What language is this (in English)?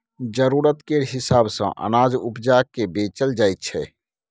Maithili